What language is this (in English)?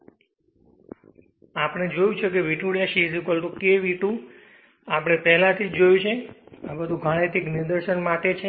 Gujarati